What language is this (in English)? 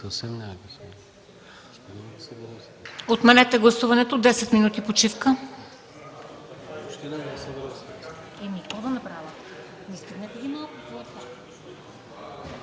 Bulgarian